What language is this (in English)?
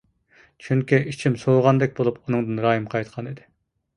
Uyghur